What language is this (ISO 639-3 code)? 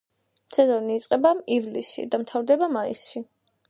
kat